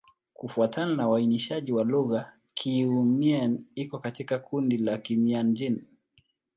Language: Swahili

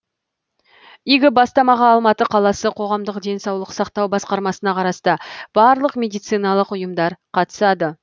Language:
Kazakh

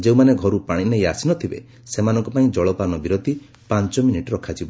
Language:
Odia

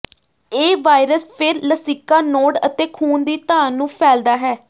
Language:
Punjabi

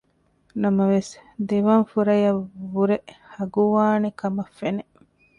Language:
Divehi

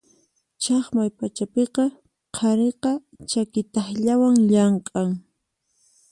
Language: Puno Quechua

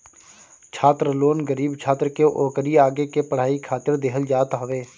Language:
Bhojpuri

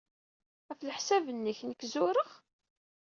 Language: Kabyle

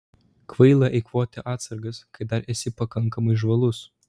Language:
Lithuanian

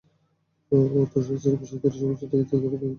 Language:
Bangla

